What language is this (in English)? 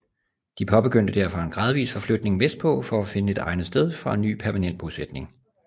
Danish